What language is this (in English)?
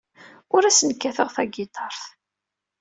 Kabyle